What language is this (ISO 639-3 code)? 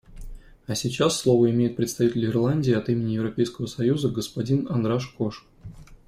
rus